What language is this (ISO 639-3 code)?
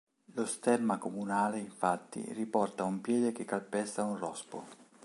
ita